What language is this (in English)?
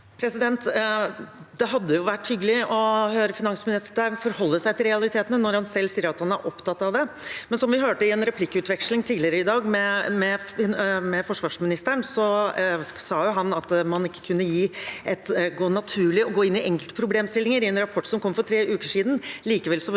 Norwegian